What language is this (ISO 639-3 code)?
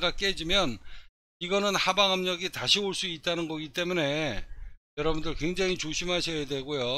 kor